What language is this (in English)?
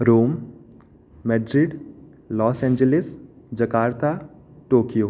Sanskrit